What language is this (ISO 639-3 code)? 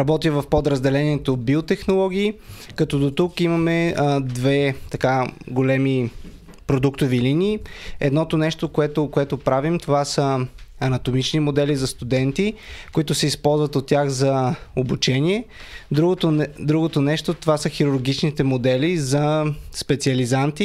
bul